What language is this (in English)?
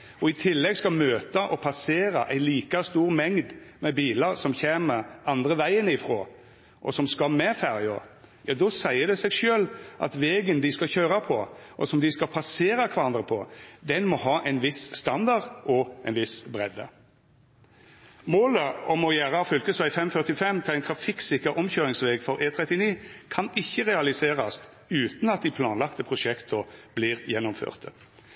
Norwegian Nynorsk